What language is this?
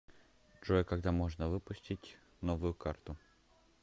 Russian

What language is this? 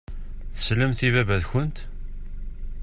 Kabyle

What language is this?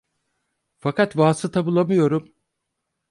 Turkish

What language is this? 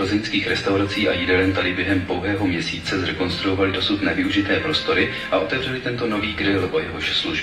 Czech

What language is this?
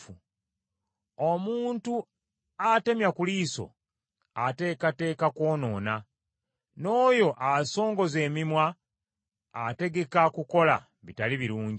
Ganda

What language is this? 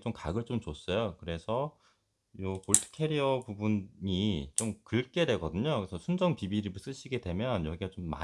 Korean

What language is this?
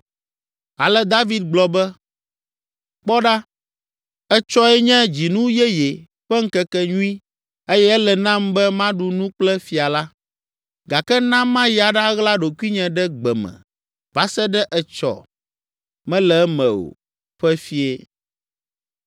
Ewe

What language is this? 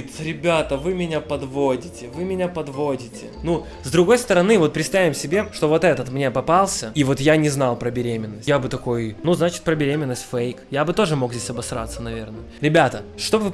Russian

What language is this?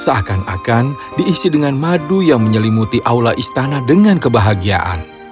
Indonesian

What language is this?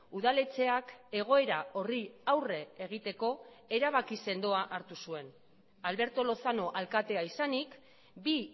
Basque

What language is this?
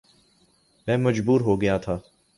Urdu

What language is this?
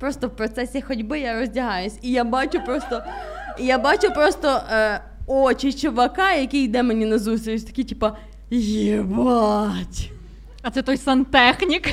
Ukrainian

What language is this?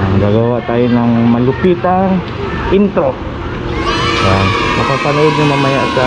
Indonesian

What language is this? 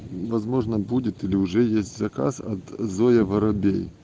Russian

